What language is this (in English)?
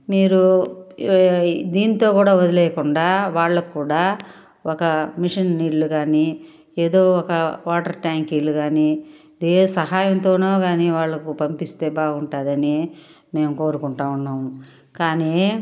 Telugu